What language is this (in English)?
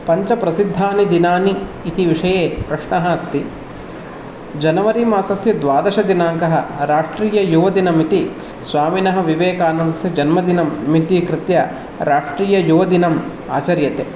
Sanskrit